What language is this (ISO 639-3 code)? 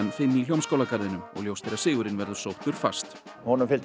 isl